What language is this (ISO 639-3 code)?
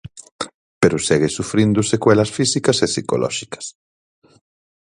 glg